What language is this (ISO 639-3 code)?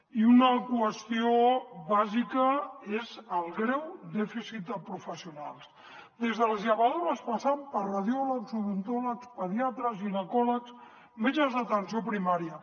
cat